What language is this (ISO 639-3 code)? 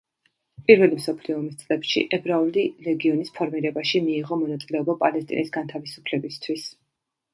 kat